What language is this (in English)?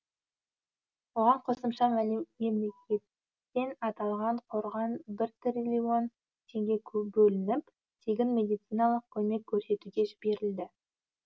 Kazakh